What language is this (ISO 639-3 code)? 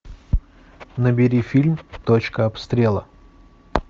rus